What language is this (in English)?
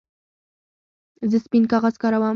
Pashto